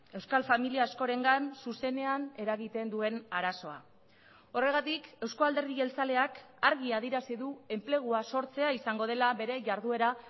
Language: Basque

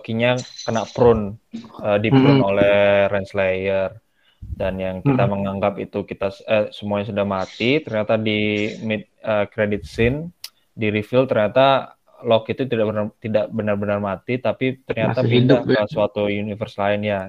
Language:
Indonesian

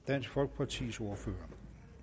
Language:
Danish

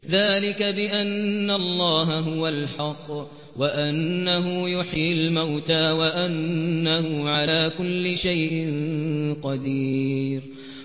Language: Arabic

